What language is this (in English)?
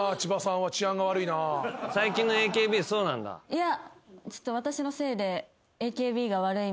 Japanese